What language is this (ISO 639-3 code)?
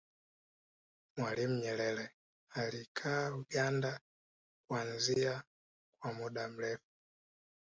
swa